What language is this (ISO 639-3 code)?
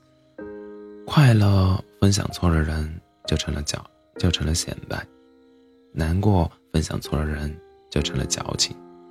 zho